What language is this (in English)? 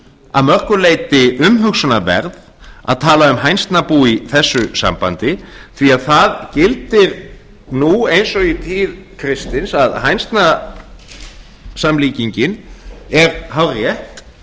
Icelandic